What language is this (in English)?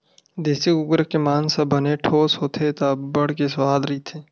Chhattisgarhi